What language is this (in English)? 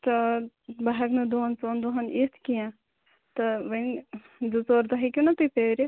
Kashmiri